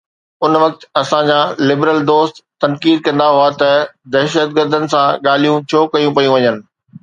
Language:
Sindhi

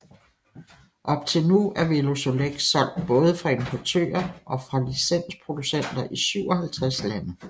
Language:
Danish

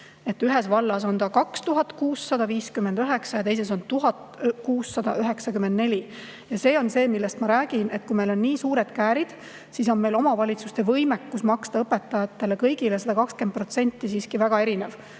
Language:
Estonian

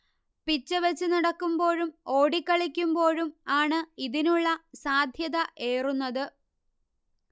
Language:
Malayalam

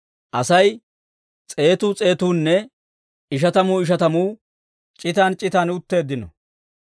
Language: Dawro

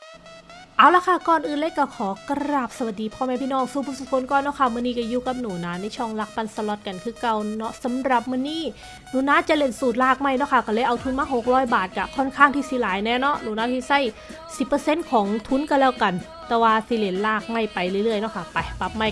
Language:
Thai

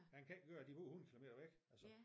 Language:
Danish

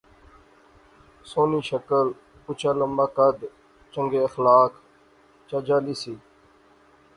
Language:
Pahari-Potwari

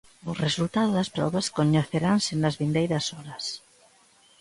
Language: Galician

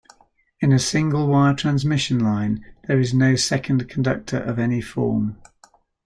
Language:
English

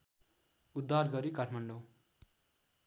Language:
Nepali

